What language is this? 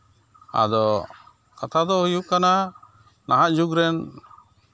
Santali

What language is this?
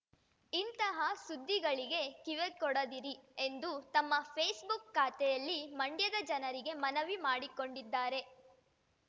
Kannada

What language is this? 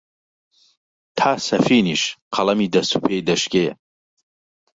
Central Kurdish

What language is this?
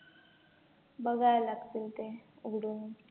Marathi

